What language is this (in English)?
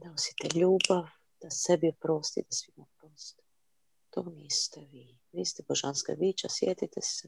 Croatian